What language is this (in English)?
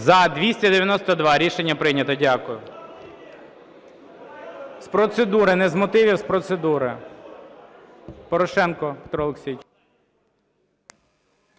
Ukrainian